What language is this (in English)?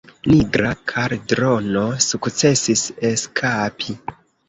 Esperanto